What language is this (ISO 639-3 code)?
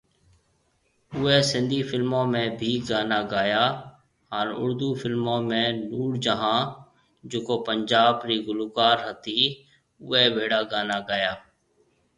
mve